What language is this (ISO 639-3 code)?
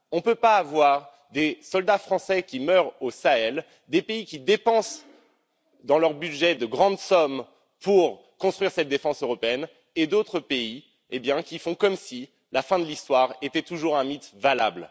fra